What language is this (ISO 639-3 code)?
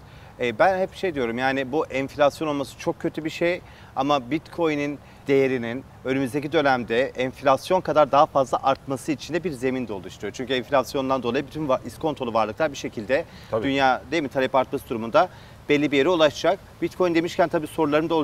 tur